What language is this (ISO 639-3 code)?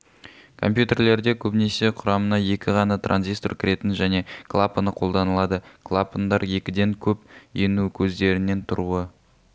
kaz